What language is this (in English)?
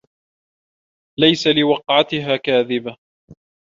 Arabic